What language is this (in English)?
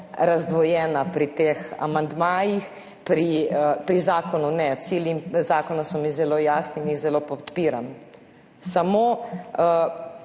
Slovenian